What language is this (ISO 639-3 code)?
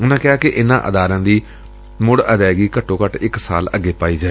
pan